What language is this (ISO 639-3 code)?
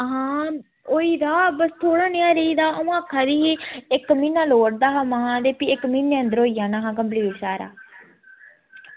doi